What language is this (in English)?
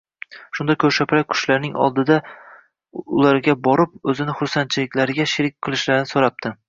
Uzbek